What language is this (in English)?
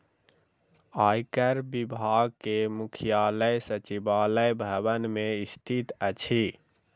Maithili